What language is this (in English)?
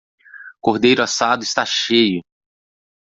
Portuguese